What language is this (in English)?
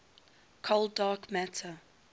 English